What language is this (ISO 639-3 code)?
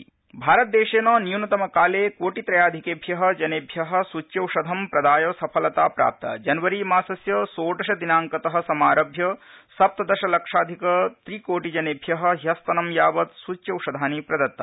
san